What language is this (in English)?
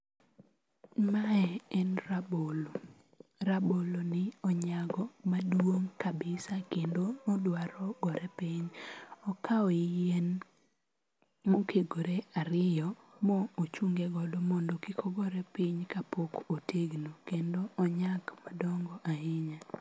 Luo (Kenya and Tanzania)